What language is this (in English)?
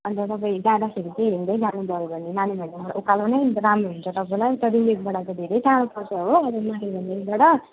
Nepali